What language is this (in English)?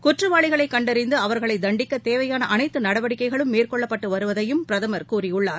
Tamil